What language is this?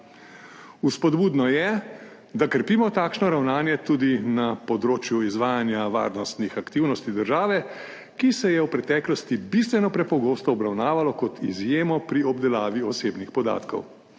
Slovenian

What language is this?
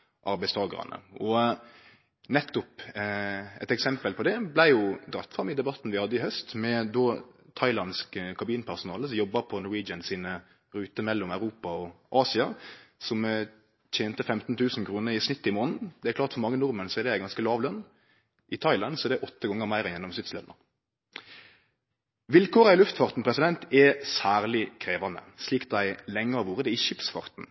Norwegian Nynorsk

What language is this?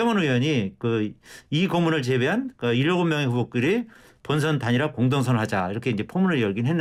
Korean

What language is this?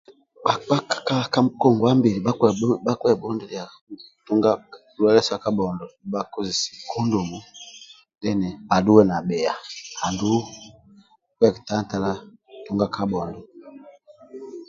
Amba (Uganda)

